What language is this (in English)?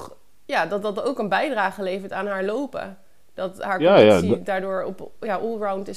Dutch